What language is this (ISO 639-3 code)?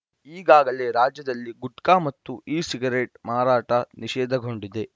kan